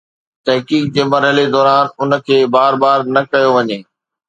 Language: Sindhi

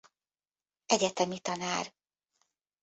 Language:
Hungarian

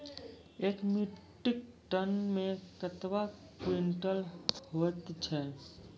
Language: Maithili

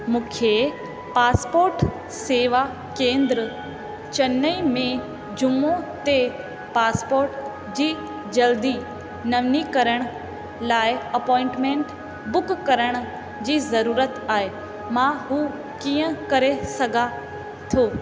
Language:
Sindhi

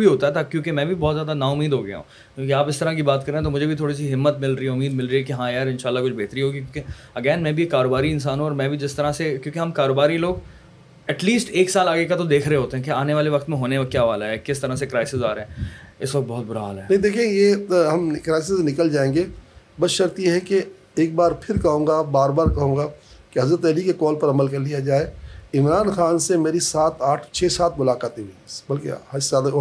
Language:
Urdu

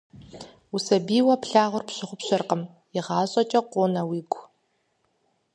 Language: Kabardian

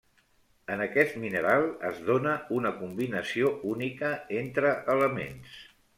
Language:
Catalan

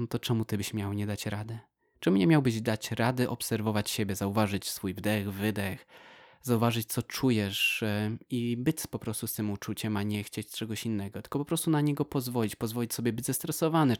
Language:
Polish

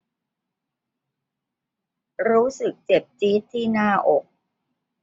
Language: Thai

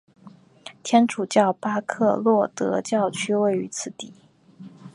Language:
Chinese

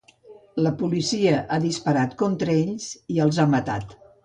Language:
Catalan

